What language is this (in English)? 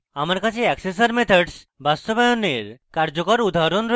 Bangla